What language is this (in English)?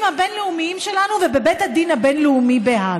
Hebrew